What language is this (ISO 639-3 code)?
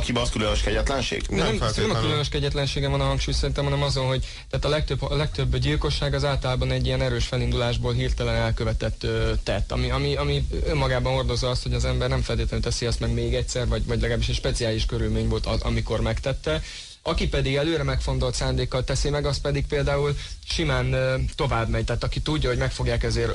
hun